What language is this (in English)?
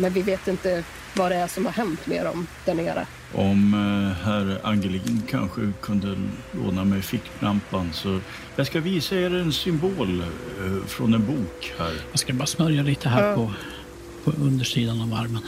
Swedish